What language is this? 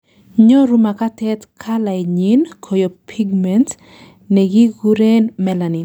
Kalenjin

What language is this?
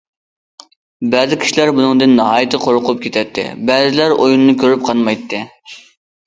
Uyghur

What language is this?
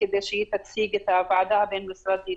Hebrew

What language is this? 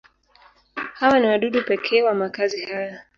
Swahili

